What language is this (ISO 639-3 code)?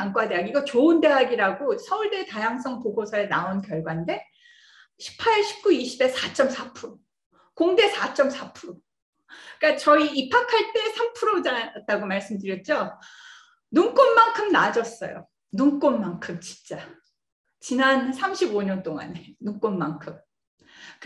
kor